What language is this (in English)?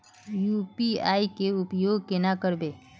Magahi